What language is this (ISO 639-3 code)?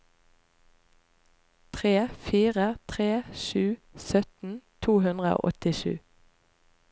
nor